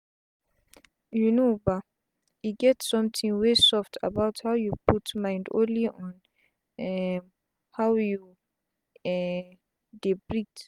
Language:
Nigerian Pidgin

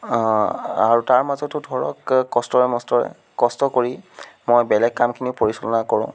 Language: Assamese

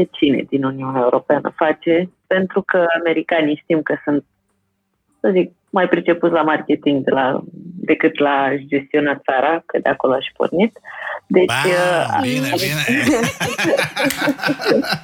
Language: Romanian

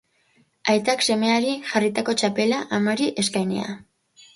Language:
Basque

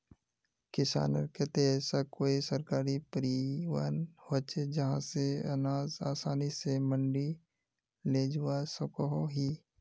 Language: Magahi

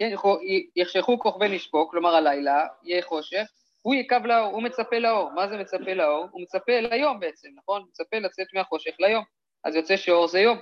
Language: Hebrew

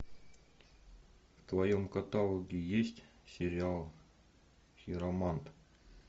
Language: Russian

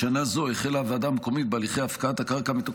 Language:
Hebrew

